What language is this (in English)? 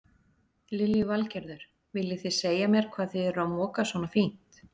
Icelandic